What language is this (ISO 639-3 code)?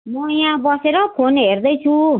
nep